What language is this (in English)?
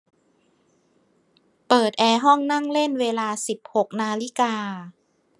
Thai